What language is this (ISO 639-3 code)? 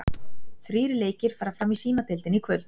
isl